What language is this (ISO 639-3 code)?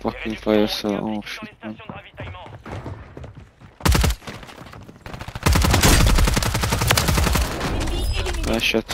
fra